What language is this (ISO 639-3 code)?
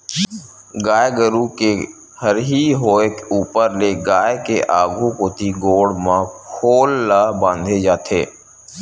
hne